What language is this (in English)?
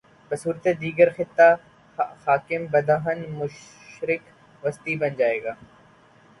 Urdu